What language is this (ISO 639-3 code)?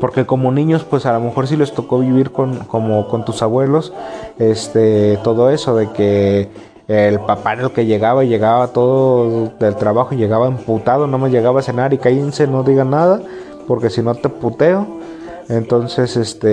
spa